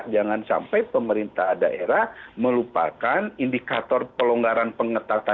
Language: Indonesian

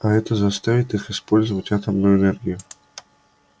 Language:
Russian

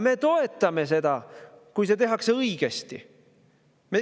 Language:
Estonian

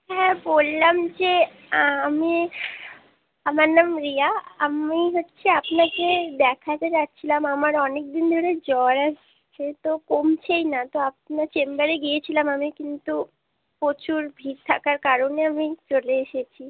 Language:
Bangla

